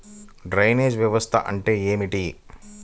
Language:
Telugu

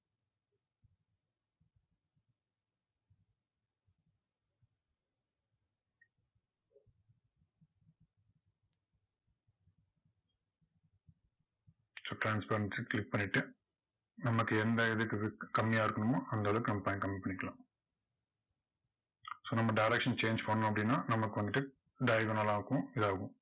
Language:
Tamil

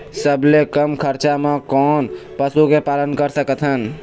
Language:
Chhattisgarhi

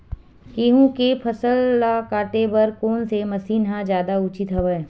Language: Chhattisgarhi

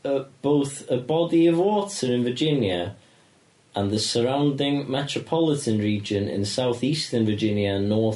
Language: Welsh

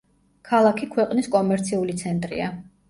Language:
Georgian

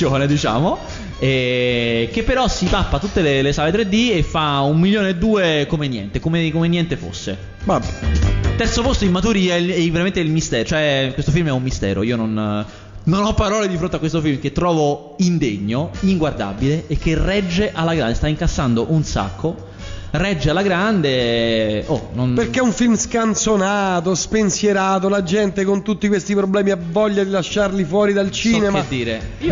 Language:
Italian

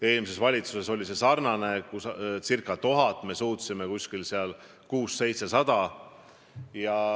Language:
Estonian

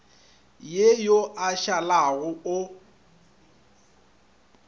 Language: Northern Sotho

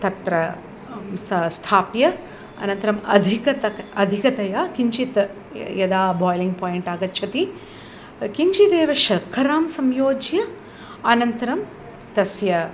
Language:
Sanskrit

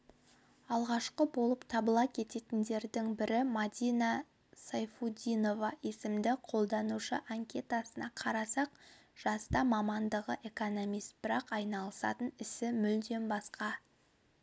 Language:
Kazakh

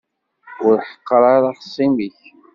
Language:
Kabyle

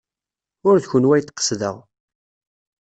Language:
Kabyle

